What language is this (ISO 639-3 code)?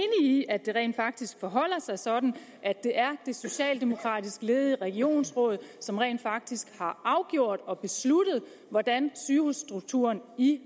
dan